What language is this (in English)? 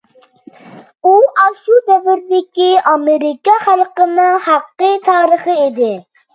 Uyghur